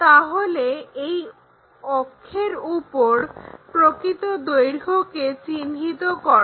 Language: Bangla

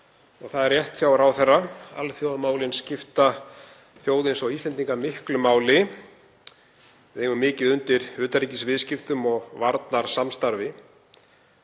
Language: Icelandic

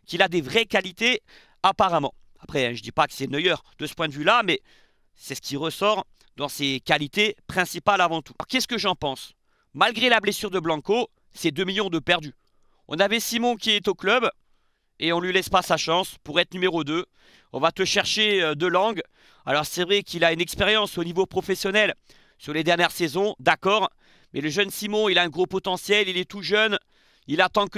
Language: French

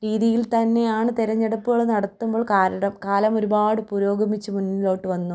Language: Malayalam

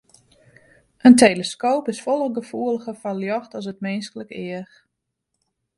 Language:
Western Frisian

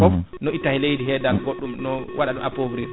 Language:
Fula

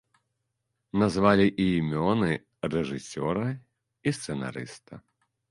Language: Belarusian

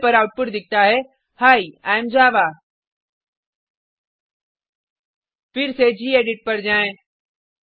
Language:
Hindi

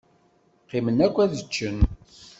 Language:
Kabyle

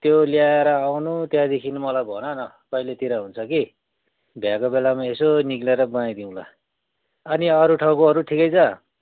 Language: Nepali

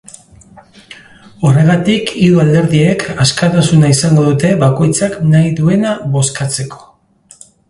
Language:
Basque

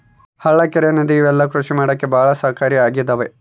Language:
Kannada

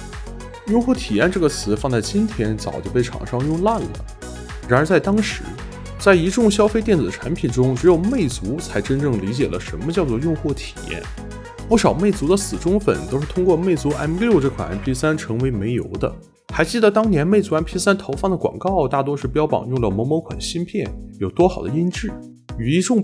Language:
Chinese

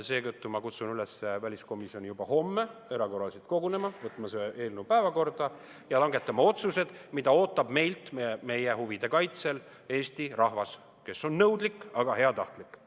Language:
Estonian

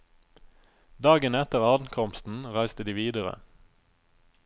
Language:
Norwegian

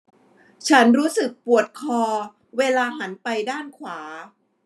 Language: Thai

